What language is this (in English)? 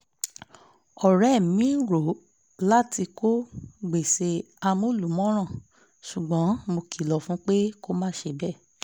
Yoruba